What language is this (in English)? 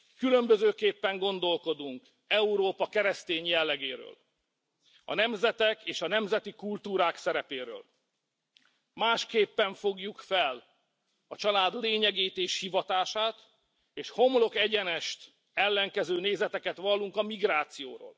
Hungarian